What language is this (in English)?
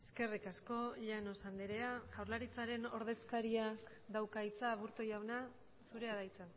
Basque